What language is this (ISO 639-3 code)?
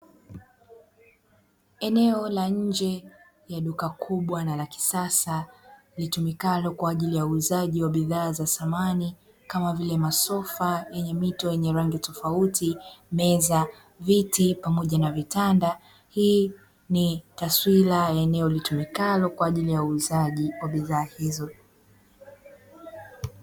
swa